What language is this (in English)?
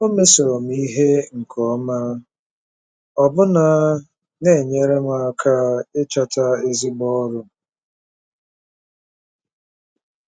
Igbo